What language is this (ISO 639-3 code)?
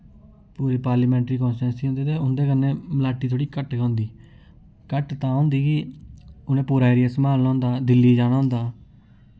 doi